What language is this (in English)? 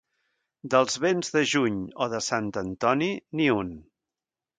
Catalan